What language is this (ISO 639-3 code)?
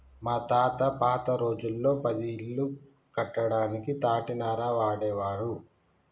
tel